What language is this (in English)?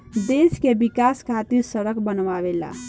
Bhojpuri